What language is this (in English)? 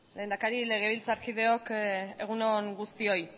Basque